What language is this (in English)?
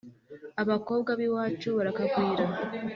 Kinyarwanda